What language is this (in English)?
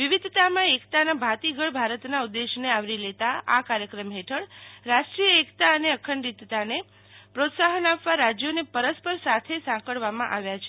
Gujarati